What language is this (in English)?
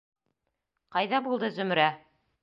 Bashkir